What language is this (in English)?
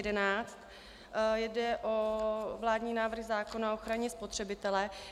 Czech